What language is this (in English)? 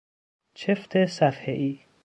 Persian